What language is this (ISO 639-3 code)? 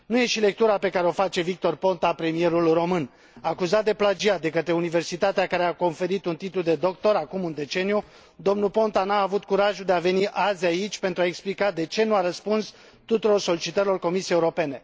ron